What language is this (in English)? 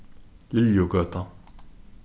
Faroese